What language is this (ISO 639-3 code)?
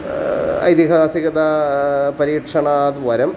san